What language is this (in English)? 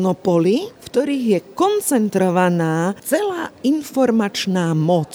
Slovak